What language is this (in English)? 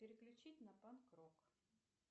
Russian